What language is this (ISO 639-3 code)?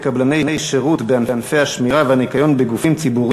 heb